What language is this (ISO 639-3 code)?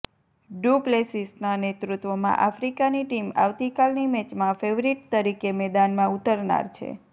guj